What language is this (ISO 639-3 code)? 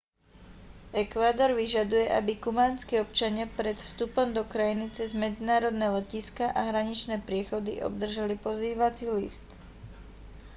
slk